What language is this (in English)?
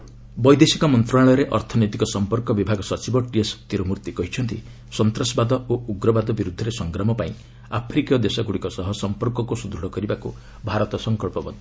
Odia